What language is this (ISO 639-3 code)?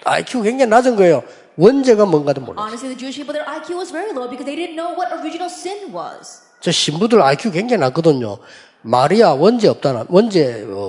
kor